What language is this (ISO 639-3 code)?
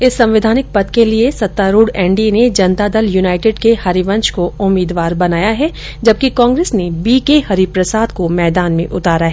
hin